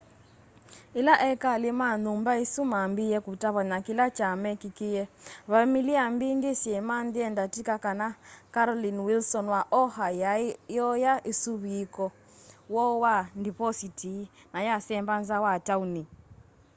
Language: Kamba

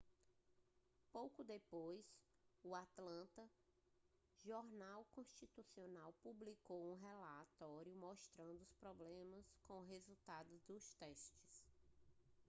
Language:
Portuguese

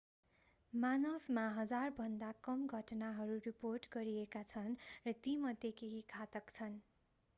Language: Nepali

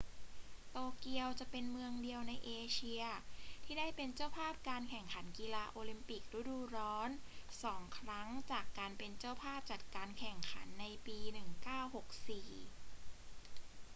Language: Thai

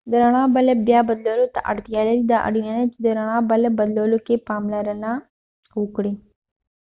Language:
Pashto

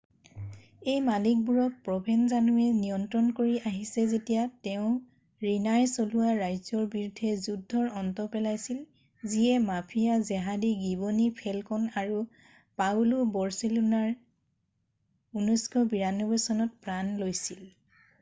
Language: Assamese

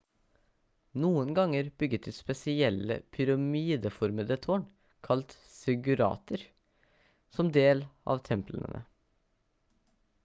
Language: Norwegian Bokmål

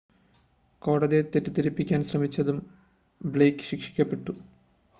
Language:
Malayalam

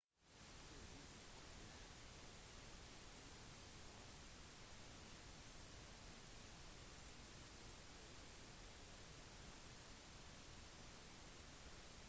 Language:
Norwegian Bokmål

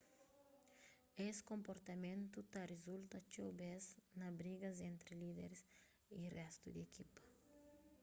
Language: Kabuverdianu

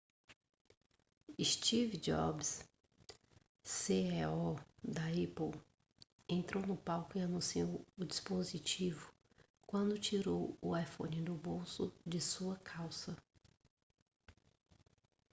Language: Portuguese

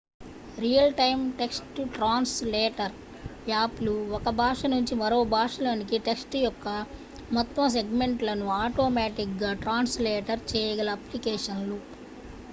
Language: Telugu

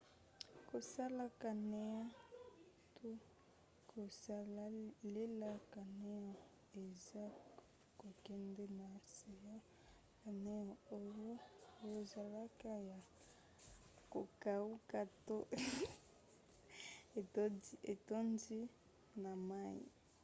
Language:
Lingala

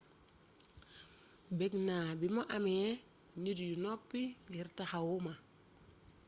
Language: Wolof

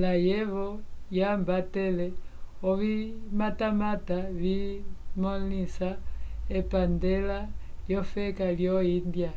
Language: Umbundu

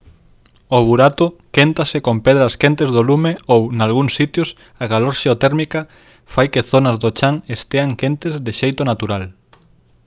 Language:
Galician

